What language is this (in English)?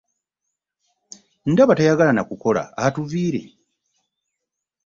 Ganda